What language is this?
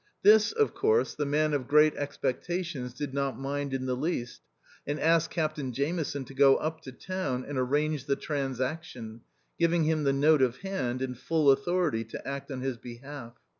English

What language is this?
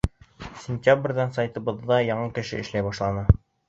Bashkir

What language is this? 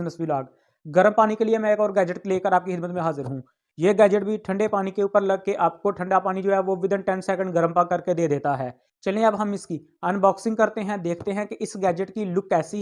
Urdu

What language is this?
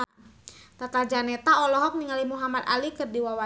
Sundanese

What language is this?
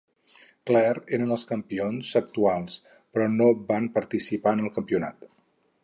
Catalan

